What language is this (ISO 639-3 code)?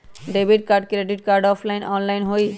mag